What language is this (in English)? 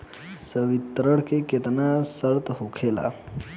Bhojpuri